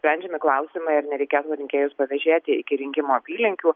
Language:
Lithuanian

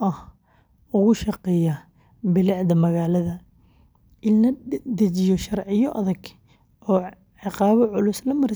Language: Somali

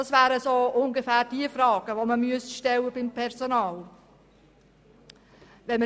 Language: Swiss German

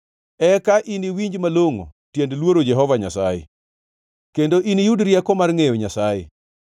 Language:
Luo (Kenya and Tanzania)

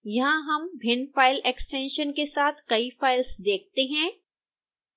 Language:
Hindi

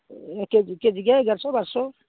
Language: Odia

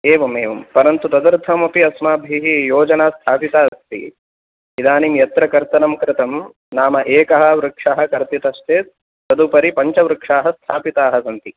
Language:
Sanskrit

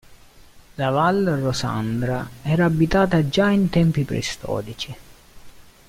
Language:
Italian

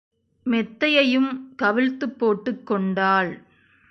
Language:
Tamil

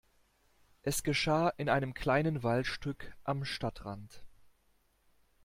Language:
German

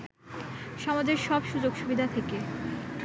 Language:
Bangla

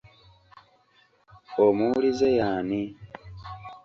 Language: Ganda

